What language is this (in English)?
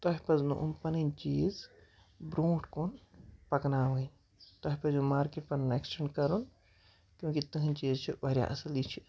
Kashmiri